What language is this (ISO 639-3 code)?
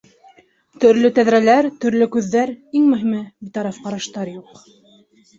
bak